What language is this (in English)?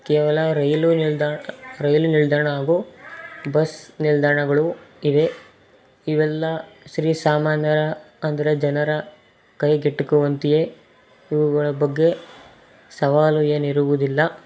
Kannada